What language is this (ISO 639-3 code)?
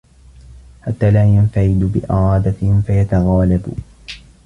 ara